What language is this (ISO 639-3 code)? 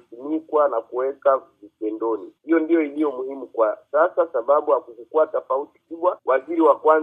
swa